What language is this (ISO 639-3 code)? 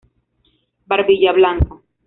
spa